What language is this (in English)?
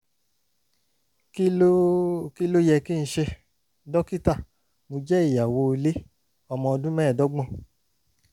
Yoruba